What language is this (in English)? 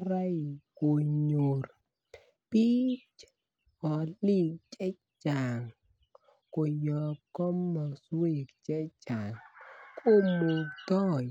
Kalenjin